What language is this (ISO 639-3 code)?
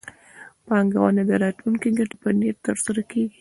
pus